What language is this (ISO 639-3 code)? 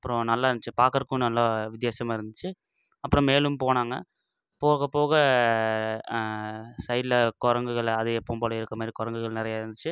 tam